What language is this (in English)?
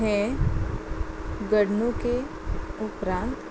Konkani